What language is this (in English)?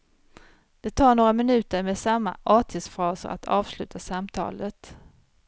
Swedish